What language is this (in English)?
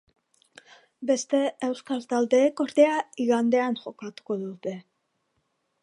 Basque